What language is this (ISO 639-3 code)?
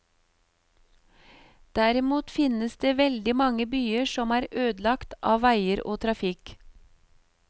nor